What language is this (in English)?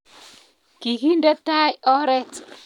Kalenjin